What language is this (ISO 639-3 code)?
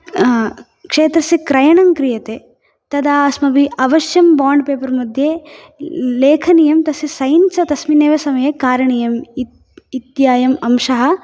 san